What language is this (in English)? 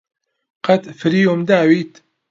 Central Kurdish